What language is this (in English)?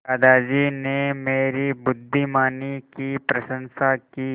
Hindi